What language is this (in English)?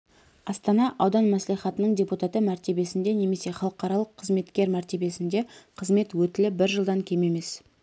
Kazakh